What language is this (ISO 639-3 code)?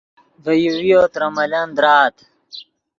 ydg